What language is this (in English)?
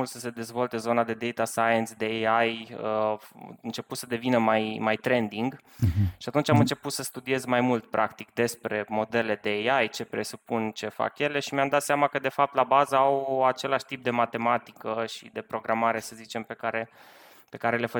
Romanian